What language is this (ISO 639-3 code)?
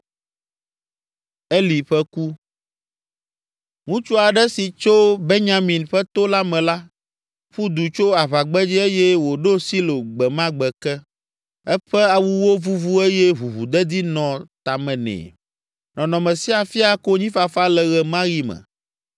ewe